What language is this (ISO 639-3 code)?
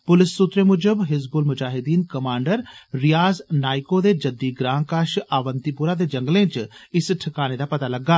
doi